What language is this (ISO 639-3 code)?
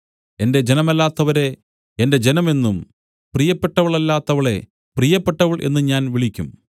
mal